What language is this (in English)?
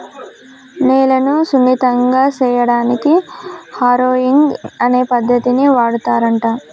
Telugu